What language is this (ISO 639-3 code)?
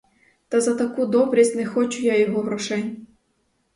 ukr